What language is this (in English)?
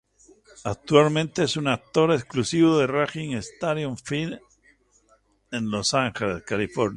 Spanish